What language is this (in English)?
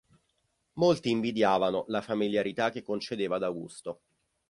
Italian